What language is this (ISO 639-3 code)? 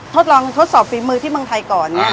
tha